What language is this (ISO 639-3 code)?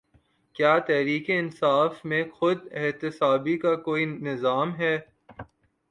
urd